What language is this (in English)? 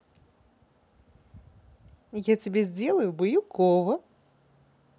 Russian